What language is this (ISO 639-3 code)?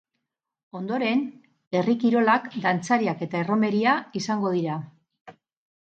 eus